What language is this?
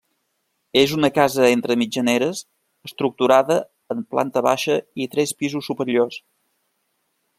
Catalan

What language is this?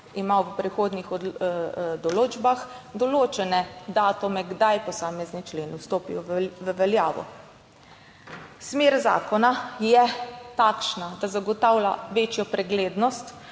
Slovenian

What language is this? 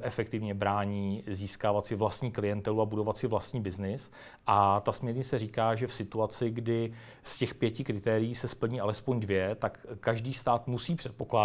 Czech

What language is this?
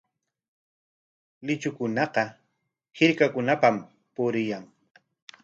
Corongo Ancash Quechua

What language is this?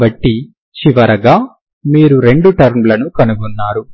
Telugu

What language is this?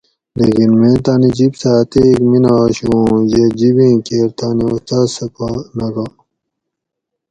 Gawri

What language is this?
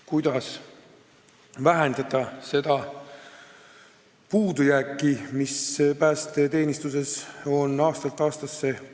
Estonian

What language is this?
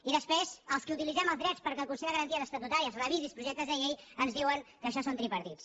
Catalan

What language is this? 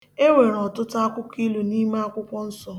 Igbo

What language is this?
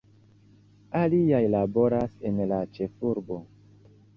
Esperanto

